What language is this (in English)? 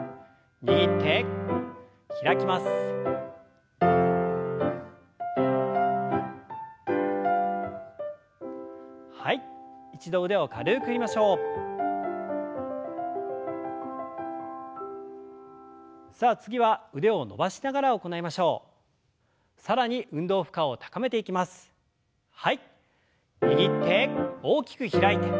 Japanese